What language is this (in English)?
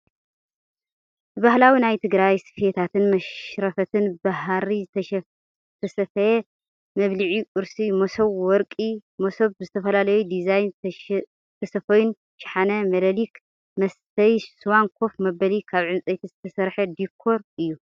Tigrinya